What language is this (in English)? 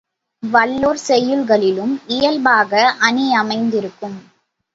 Tamil